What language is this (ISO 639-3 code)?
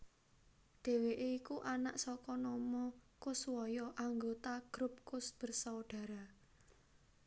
jav